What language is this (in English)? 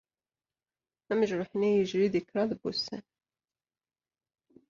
Kabyle